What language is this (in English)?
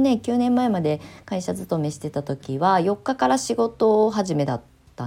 Japanese